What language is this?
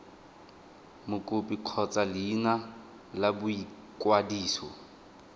Tswana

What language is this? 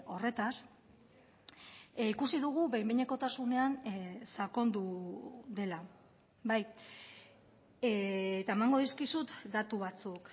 Basque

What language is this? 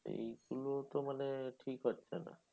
Bangla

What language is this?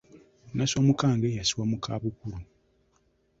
Ganda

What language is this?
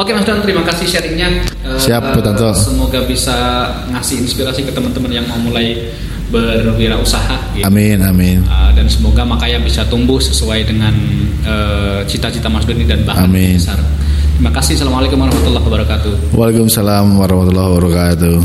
Indonesian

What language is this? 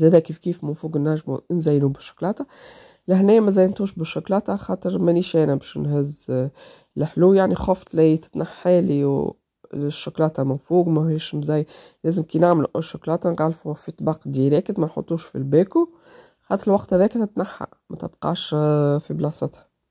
Arabic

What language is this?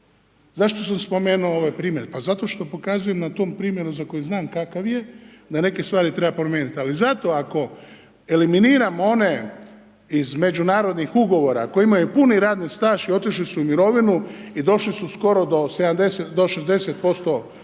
Croatian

